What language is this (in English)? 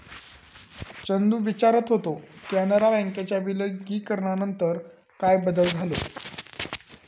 Marathi